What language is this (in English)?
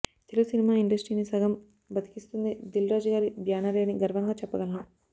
Telugu